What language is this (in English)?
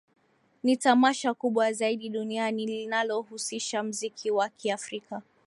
Swahili